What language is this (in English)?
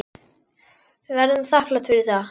Icelandic